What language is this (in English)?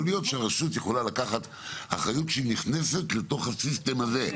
Hebrew